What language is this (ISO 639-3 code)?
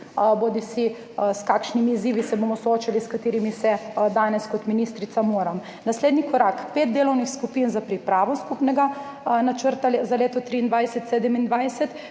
slv